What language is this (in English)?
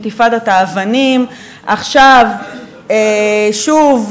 Hebrew